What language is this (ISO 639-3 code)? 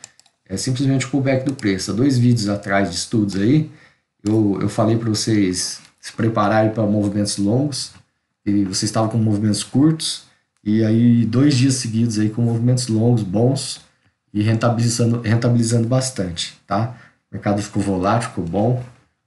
por